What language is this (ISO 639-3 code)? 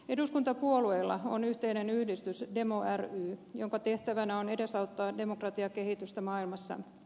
fin